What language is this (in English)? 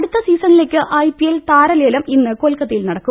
Malayalam